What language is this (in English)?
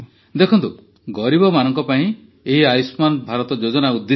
Odia